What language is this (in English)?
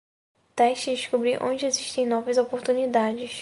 Portuguese